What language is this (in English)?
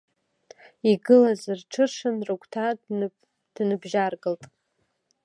Abkhazian